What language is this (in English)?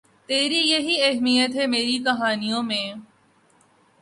Urdu